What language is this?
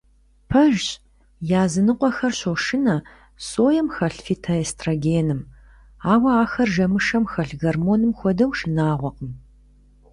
Kabardian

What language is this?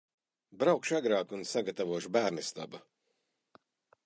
Latvian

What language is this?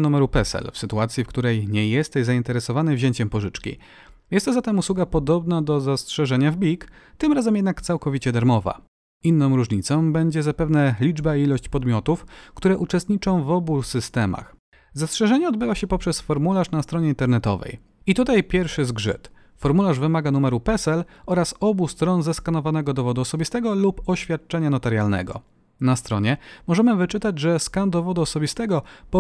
Polish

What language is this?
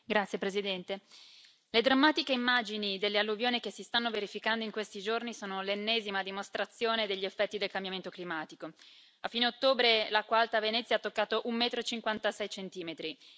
Italian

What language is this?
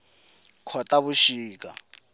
Tsonga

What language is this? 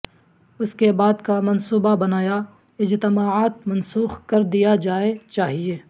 Urdu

